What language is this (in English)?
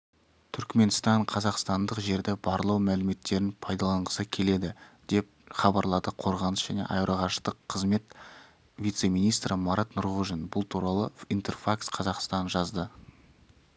Kazakh